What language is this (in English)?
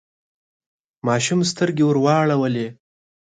Pashto